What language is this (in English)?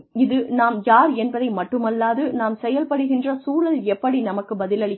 Tamil